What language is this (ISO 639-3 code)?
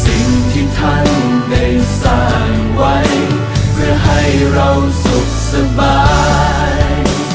tha